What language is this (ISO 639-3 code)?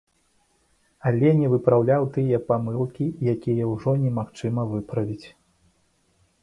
bel